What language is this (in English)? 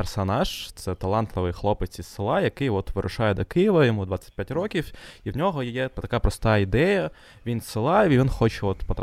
Ukrainian